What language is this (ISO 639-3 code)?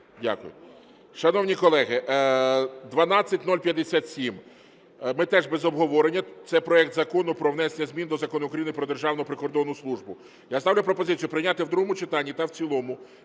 ukr